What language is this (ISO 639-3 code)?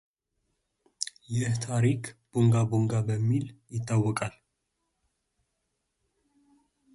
amh